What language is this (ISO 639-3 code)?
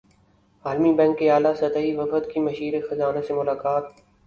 urd